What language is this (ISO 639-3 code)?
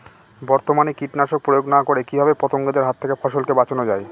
ben